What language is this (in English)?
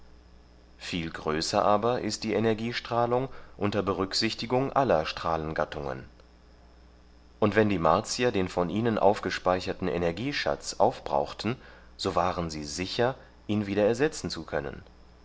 German